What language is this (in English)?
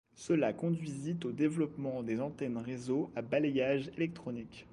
French